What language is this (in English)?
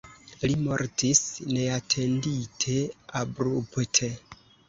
Esperanto